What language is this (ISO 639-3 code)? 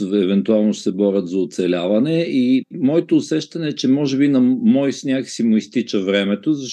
bul